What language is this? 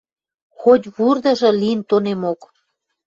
Western Mari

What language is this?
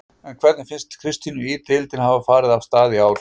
Icelandic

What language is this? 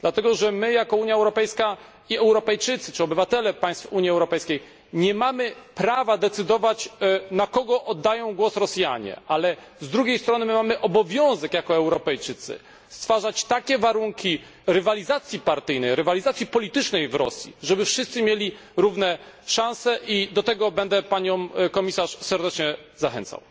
Polish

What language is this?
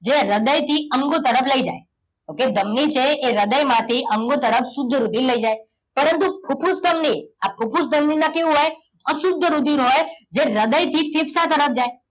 Gujarati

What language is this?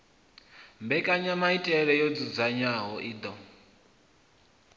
Venda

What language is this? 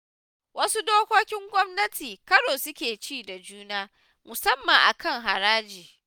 Hausa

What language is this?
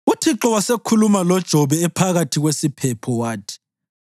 North Ndebele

